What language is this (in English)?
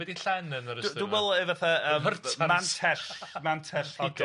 Welsh